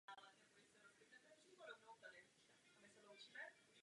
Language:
Czech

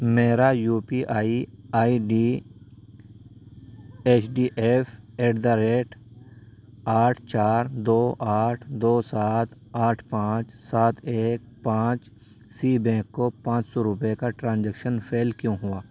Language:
Urdu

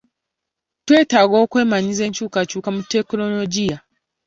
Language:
Ganda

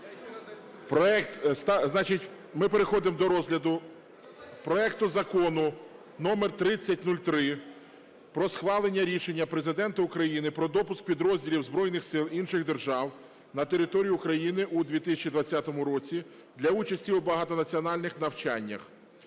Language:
Ukrainian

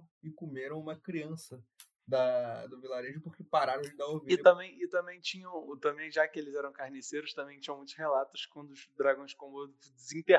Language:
Portuguese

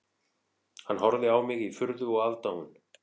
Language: Icelandic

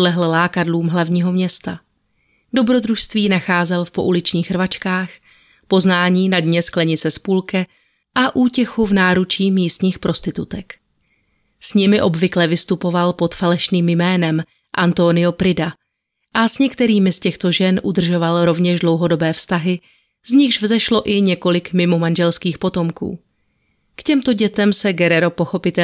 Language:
Czech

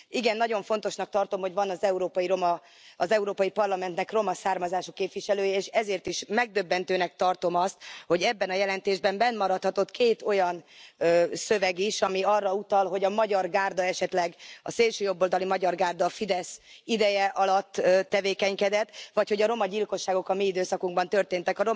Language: Hungarian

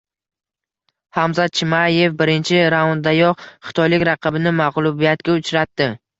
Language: Uzbek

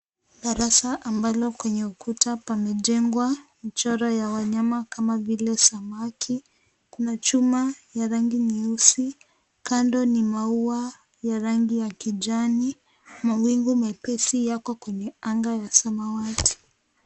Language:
Swahili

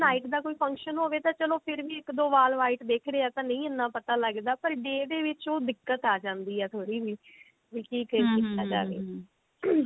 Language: Punjabi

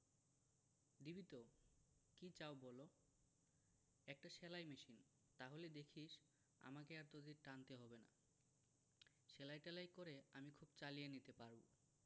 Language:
Bangla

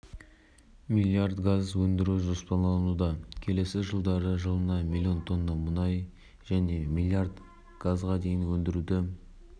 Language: Kazakh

